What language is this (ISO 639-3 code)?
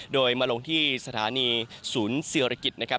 tha